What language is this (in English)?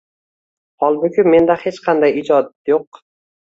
Uzbek